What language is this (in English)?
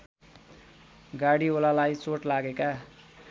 Nepali